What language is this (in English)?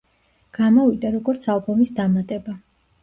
Georgian